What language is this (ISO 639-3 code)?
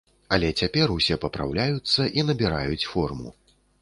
bel